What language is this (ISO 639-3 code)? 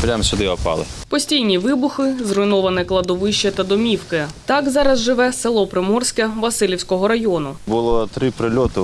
ukr